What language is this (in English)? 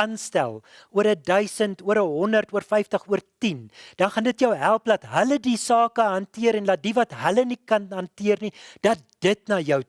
Dutch